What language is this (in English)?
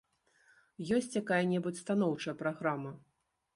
Belarusian